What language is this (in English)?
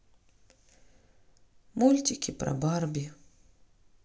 Russian